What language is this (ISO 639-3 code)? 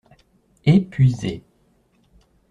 fra